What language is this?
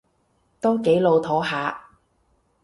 Cantonese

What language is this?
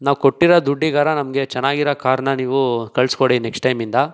Kannada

